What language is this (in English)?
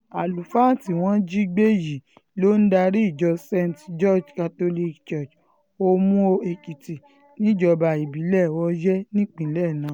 Yoruba